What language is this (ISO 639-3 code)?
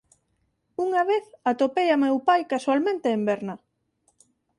glg